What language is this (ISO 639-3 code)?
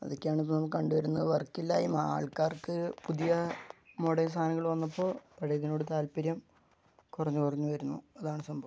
mal